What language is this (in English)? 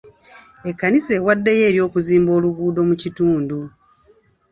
Ganda